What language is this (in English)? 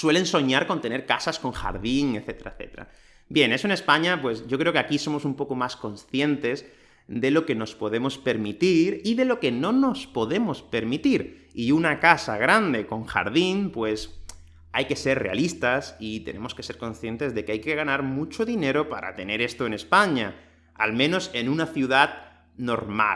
Spanish